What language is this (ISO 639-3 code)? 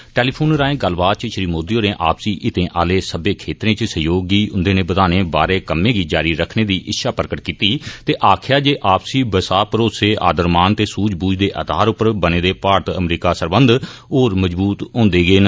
doi